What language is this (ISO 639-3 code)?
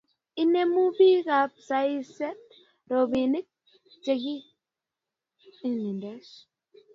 kln